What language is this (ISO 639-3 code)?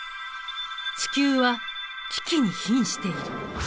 jpn